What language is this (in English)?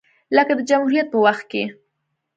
Pashto